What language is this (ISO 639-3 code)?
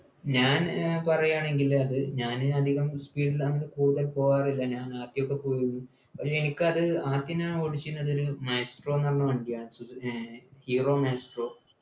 mal